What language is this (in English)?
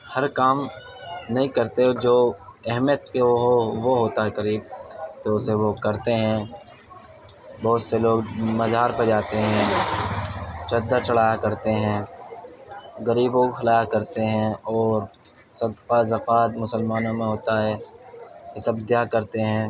Urdu